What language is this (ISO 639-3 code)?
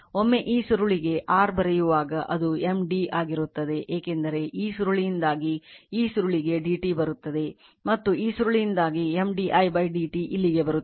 kan